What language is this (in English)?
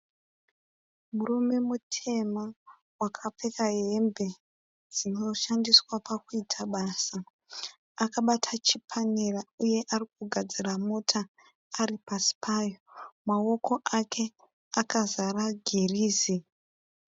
Shona